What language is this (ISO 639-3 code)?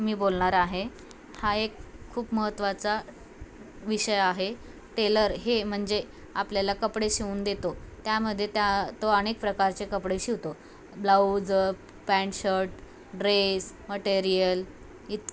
mar